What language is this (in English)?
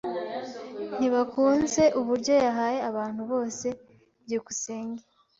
Kinyarwanda